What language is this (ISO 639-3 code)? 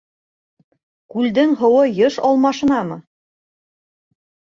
bak